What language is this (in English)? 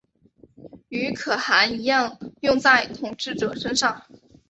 Chinese